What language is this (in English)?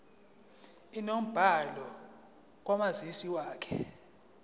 Zulu